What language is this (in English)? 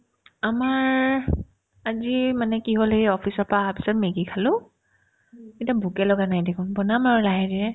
Assamese